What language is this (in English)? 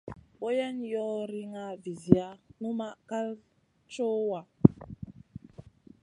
Masana